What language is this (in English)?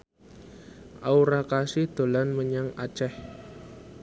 Javanese